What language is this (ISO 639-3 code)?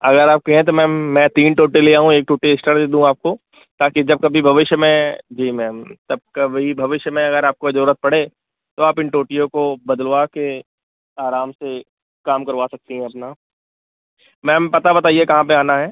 hin